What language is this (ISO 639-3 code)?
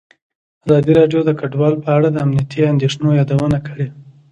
pus